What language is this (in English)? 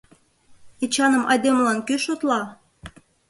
Mari